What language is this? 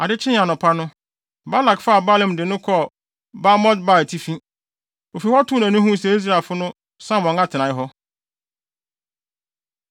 Akan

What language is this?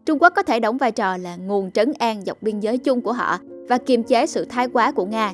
Vietnamese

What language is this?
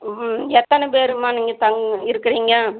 Tamil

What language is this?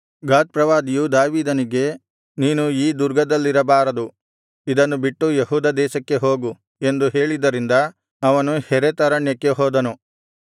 Kannada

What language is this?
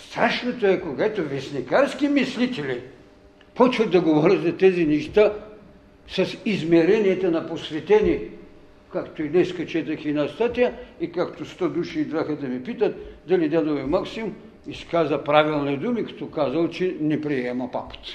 Bulgarian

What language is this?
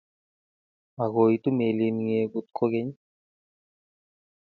Kalenjin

